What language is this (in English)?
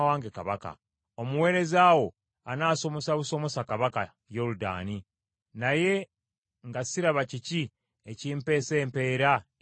Ganda